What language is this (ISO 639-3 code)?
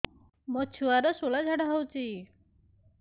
ori